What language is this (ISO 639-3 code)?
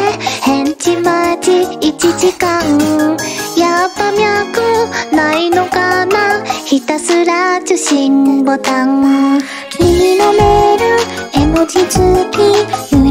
jpn